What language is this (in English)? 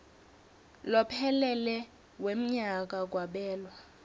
Swati